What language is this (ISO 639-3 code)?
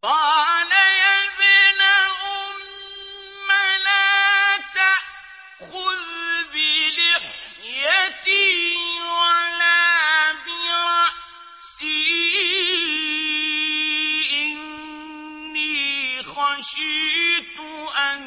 ara